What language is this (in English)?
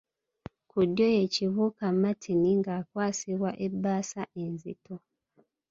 Ganda